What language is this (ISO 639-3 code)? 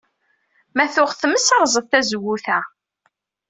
kab